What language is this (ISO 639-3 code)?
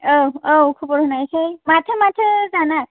brx